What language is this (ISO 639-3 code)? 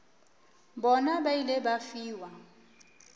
nso